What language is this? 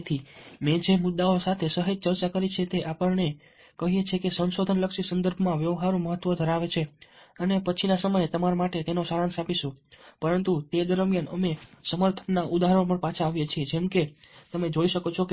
Gujarati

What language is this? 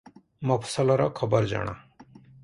Odia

